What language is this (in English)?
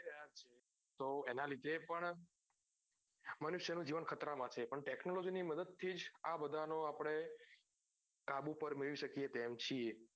Gujarati